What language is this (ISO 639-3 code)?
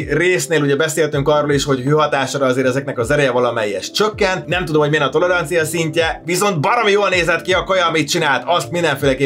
hun